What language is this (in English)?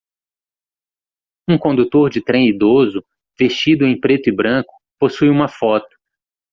Portuguese